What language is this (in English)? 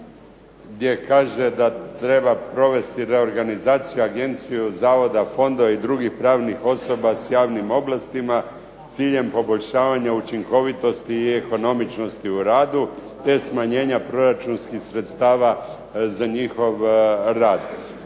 Croatian